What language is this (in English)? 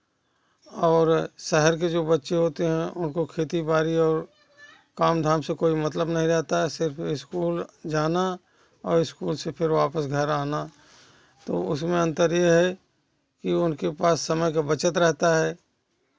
Hindi